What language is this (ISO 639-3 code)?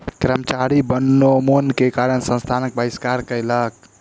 mai